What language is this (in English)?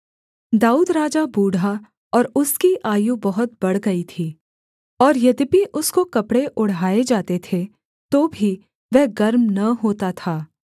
Hindi